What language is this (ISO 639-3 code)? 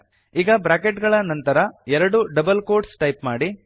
kan